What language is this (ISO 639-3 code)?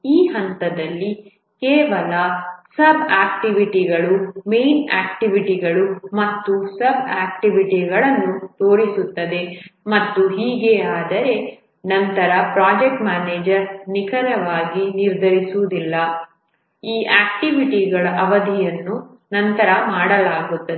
kan